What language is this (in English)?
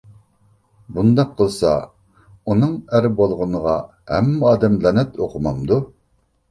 Uyghur